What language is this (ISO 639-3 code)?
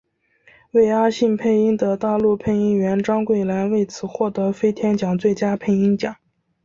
zho